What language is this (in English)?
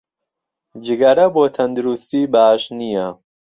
Central Kurdish